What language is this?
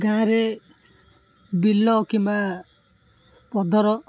Odia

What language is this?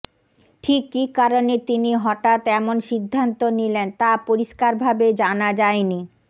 Bangla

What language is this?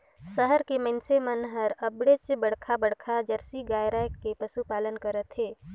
Chhattisgarhi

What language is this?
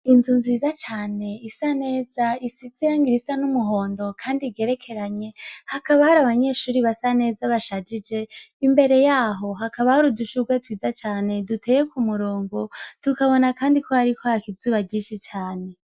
Rundi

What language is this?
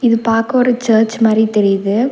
Tamil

